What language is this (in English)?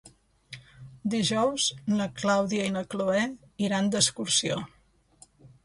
Catalan